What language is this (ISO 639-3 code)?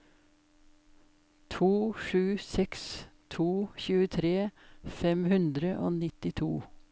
nor